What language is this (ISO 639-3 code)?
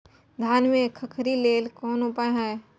mai